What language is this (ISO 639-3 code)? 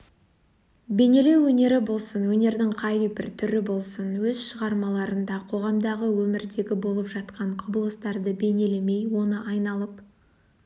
kaz